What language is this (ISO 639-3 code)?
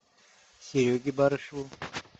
rus